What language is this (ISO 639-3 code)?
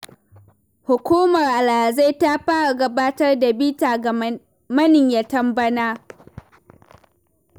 hau